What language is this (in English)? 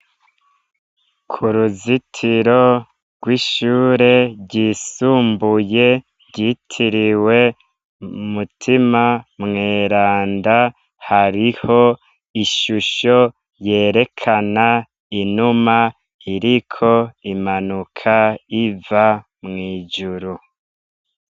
Rundi